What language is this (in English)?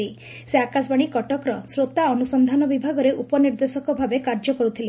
Odia